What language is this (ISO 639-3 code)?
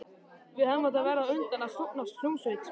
isl